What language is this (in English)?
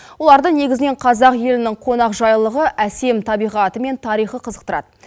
Kazakh